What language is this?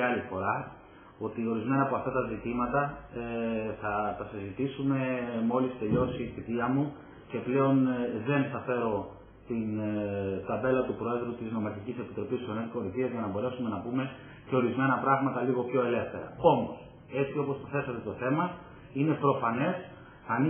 Greek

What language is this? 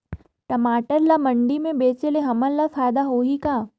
Chhattisgarhi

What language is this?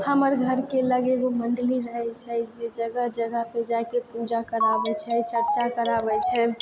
Maithili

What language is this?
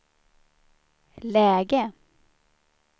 Swedish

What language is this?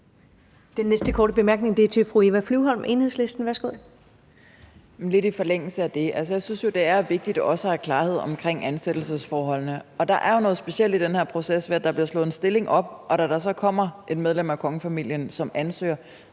Danish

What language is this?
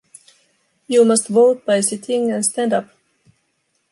English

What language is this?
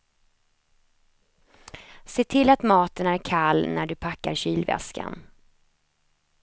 Swedish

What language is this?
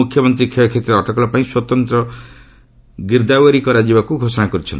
Odia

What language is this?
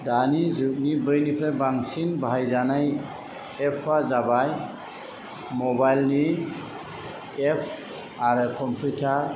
Bodo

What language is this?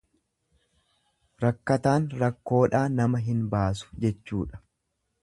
Oromo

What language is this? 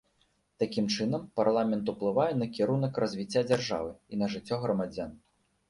Belarusian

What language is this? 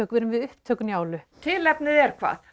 Icelandic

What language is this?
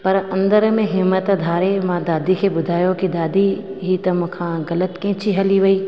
Sindhi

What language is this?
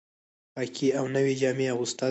Pashto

